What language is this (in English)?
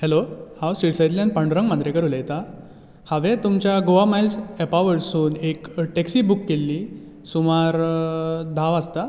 Konkani